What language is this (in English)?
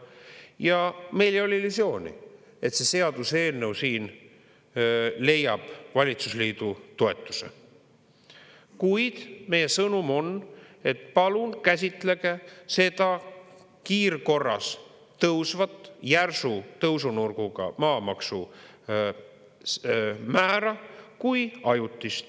Estonian